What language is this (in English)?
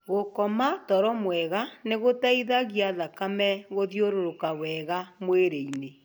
Kikuyu